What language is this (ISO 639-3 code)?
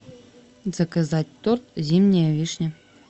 rus